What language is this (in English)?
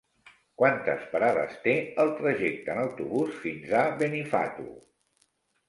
Catalan